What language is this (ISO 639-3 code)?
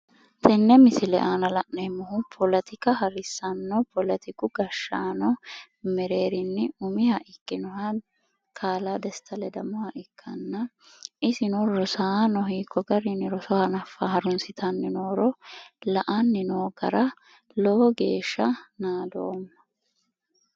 sid